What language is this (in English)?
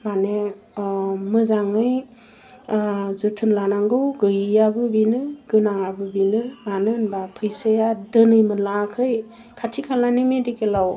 Bodo